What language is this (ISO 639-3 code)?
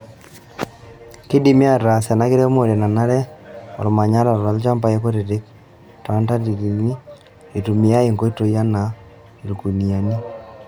mas